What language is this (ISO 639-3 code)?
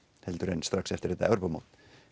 isl